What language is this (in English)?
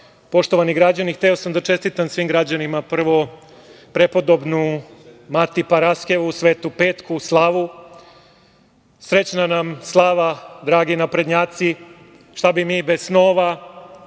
Serbian